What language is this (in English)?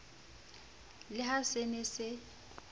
Southern Sotho